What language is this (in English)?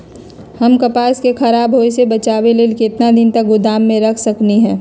Magahi